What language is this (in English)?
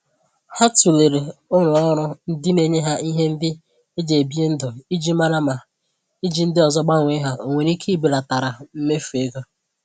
Igbo